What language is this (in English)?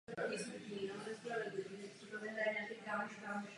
Czech